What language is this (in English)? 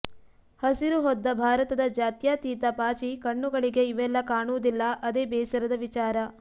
Kannada